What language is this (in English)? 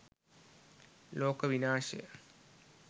Sinhala